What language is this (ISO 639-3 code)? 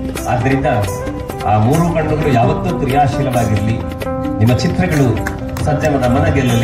ind